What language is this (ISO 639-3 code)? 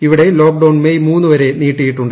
mal